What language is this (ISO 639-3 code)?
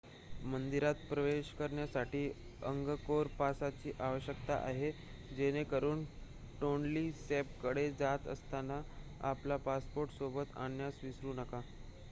mar